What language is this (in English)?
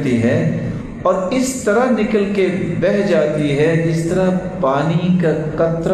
Arabic